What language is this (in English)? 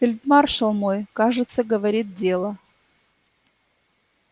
Russian